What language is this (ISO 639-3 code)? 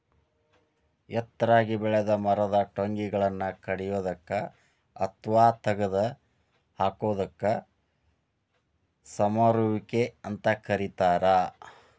kan